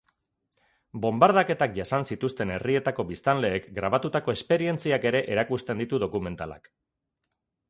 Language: Basque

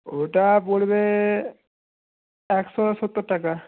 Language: Bangla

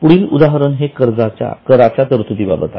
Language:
Marathi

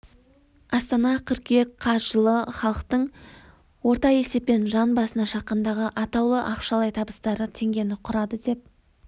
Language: Kazakh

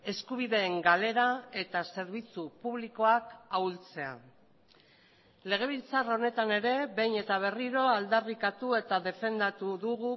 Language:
Basque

